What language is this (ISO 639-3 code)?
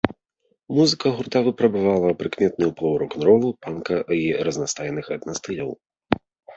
bel